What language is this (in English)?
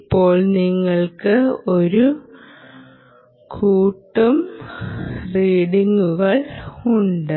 Malayalam